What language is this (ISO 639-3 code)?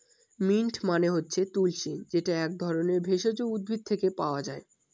ben